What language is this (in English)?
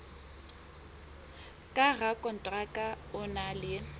Southern Sotho